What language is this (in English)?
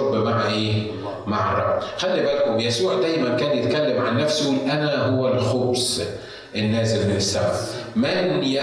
Arabic